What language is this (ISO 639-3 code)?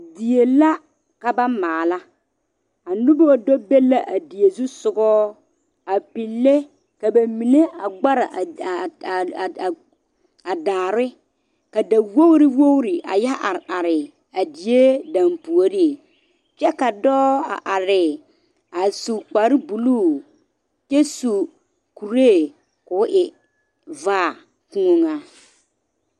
dga